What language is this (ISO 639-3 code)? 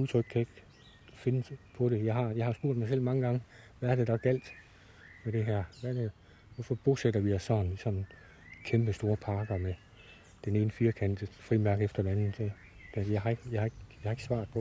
dan